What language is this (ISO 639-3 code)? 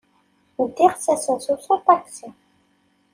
kab